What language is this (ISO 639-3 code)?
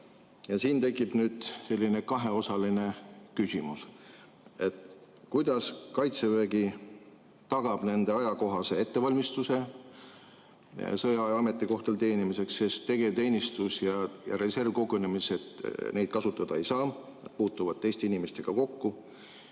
est